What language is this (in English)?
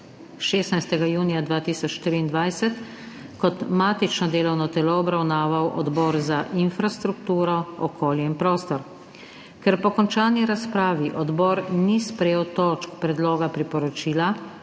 Slovenian